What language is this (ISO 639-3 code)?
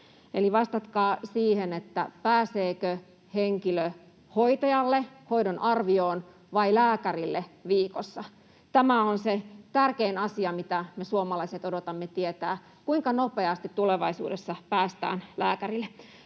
fin